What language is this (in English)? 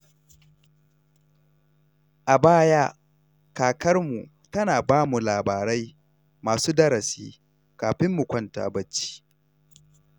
Hausa